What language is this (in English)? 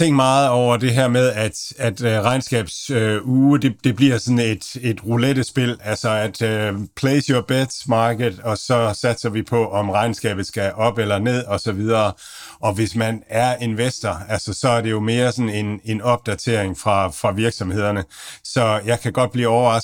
Danish